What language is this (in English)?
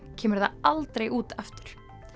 Icelandic